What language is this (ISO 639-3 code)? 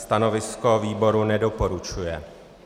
ces